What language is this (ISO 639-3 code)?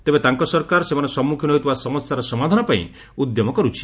ori